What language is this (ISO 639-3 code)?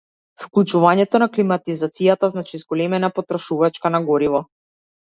mkd